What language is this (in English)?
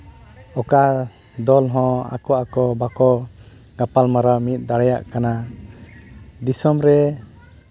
Santali